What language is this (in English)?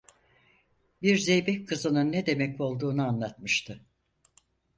Turkish